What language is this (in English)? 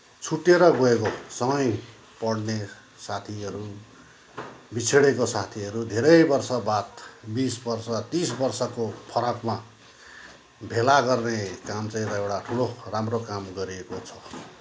Nepali